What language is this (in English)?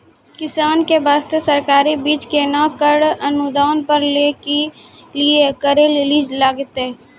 Maithili